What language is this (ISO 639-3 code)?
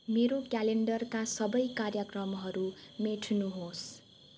nep